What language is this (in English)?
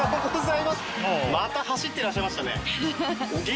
Japanese